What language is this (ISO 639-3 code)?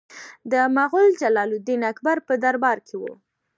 pus